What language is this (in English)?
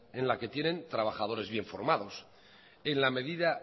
Spanish